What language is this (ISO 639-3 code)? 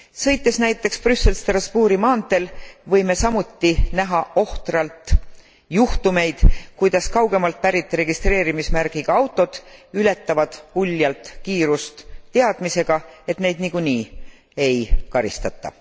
est